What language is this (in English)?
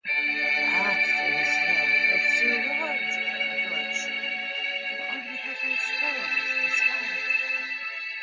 English